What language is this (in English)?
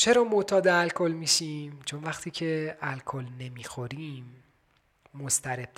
Persian